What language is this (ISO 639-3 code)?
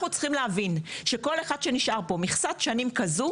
heb